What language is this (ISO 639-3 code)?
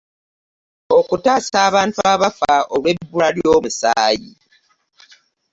lug